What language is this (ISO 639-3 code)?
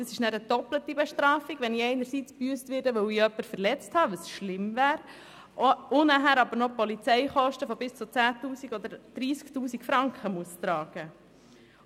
gsw